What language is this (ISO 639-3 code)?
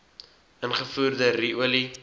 afr